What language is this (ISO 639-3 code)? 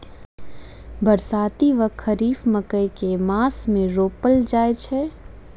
mai